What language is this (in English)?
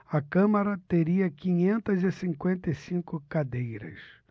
Portuguese